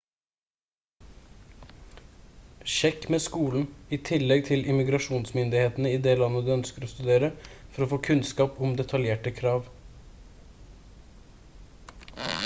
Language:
Norwegian Bokmål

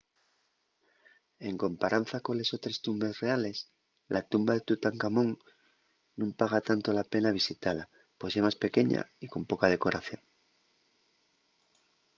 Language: Asturian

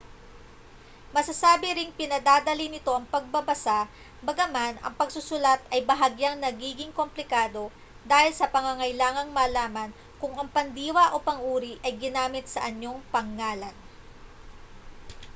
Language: Filipino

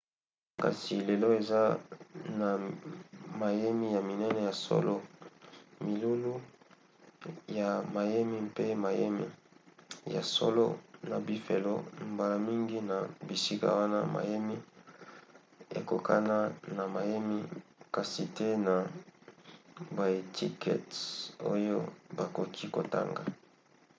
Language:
Lingala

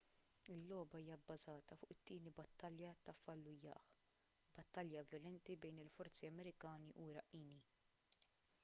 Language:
Maltese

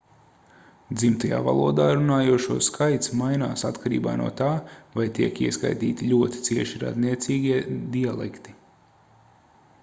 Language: Latvian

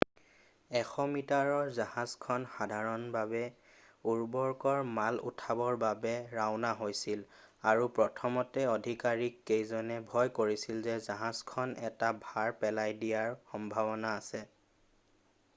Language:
Assamese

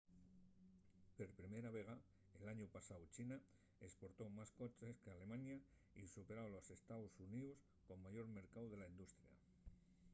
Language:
Asturian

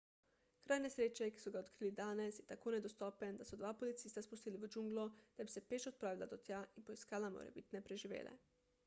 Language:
Slovenian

